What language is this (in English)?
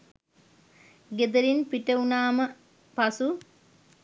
Sinhala